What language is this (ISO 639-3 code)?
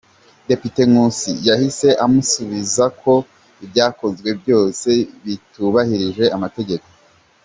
kin